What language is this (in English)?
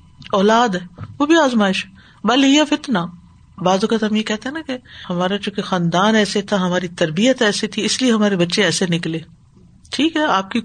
Urdu